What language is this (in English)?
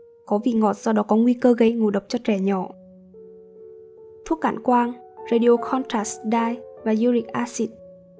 Vietnamese